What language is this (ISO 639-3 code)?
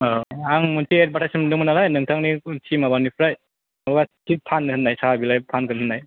brx